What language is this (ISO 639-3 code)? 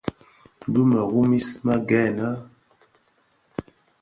ksf